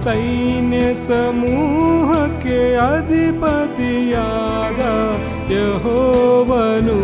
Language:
Kannada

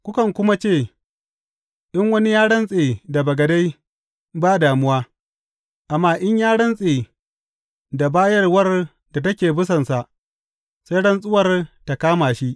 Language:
Hausa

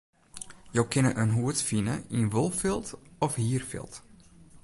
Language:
Western Frisian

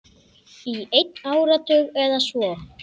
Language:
Icelandic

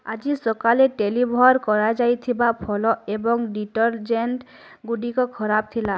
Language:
Odia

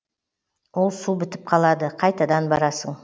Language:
Kazakh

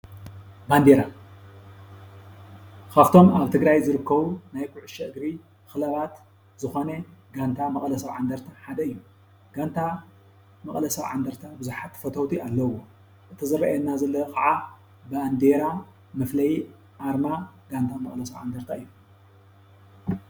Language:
Tigrinya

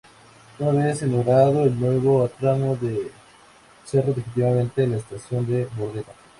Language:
Spanish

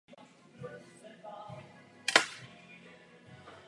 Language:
Czech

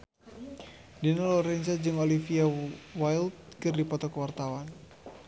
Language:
Sundanese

